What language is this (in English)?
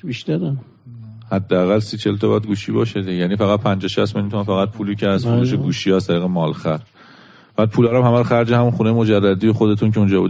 Persian